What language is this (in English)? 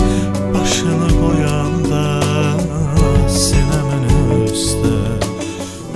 Romanian